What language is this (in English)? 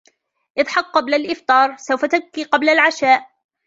Arabic